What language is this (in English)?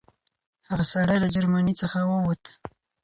Pashto